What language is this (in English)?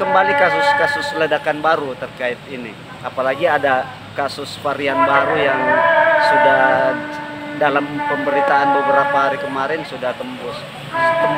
Indonesian